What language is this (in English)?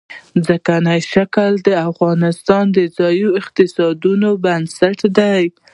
Pashto